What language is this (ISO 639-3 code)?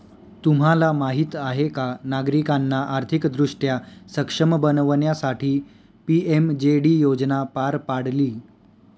mar